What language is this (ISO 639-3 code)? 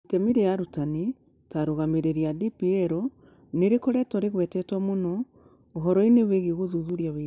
kik